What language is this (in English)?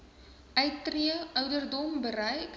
Afrikaans